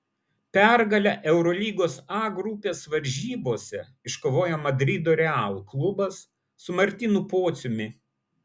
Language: Lithuanian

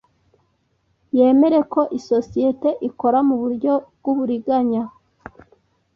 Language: Kinyarwanda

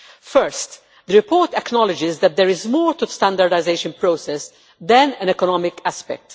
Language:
English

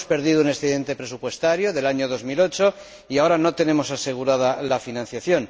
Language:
Spanish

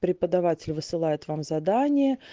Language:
Russian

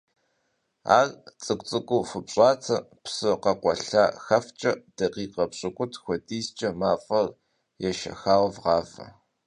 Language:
Kabardian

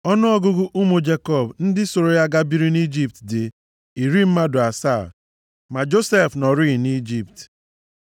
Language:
Igbo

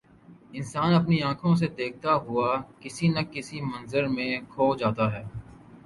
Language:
Urdu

